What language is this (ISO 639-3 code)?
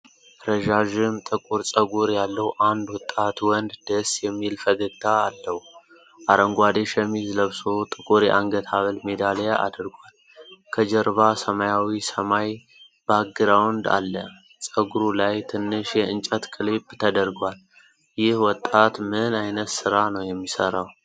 amh